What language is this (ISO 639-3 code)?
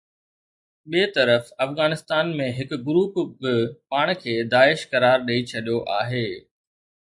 snd